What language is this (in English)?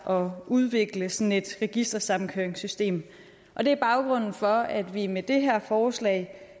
Danish